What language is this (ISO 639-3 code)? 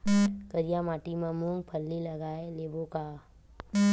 hne